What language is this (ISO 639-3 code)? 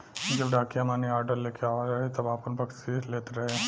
bho